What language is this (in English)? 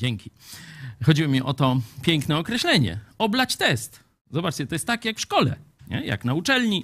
Polish